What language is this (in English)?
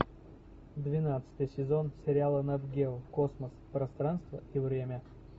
Russian